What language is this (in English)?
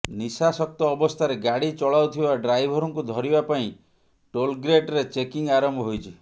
Odia